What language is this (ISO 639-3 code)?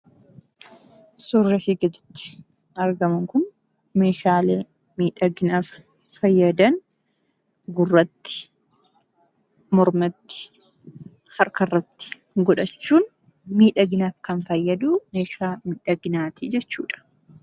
orm